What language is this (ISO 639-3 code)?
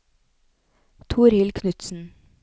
nor